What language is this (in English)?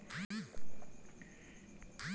Maithili